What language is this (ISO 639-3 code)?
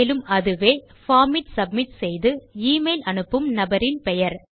tam